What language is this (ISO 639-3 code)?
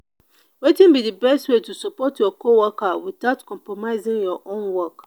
pcm